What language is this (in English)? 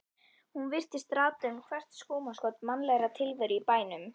Icelandic